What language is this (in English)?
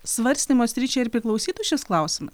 Lithuanian